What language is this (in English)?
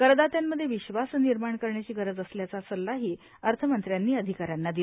Marathi